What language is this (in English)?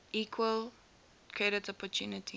English